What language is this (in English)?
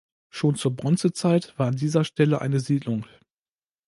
German